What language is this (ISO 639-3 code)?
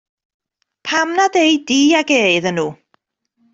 cym